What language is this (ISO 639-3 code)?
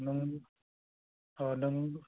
brx